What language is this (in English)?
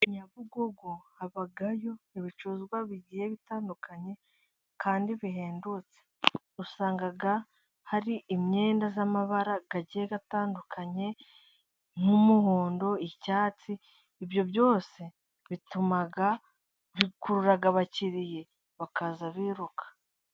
Kinyarwanda